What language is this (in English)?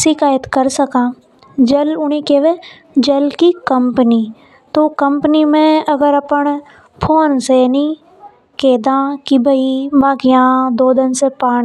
Hadothi